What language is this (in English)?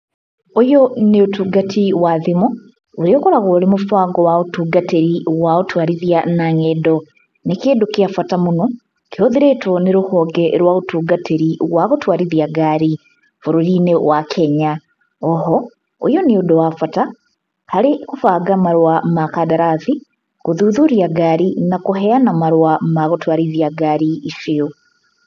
Kikuyu